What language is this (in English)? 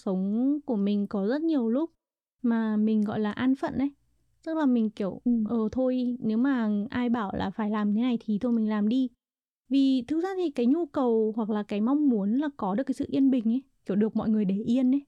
Vietnamese